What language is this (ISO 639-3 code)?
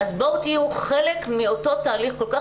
heb